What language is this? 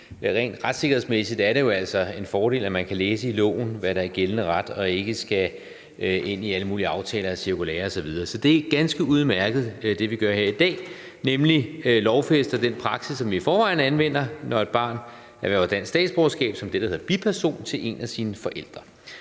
Danish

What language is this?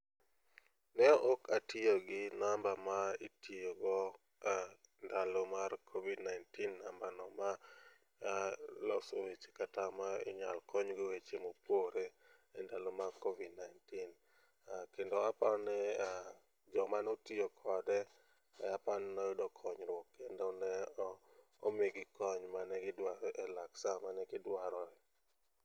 Luo (Kenya and Tanzania)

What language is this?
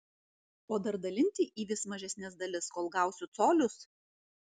Lithuanian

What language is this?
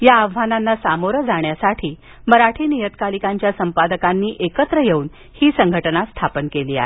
Marathi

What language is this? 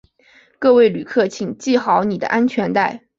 Chinese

